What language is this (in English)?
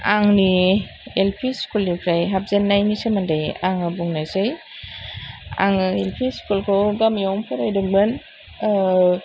Bodo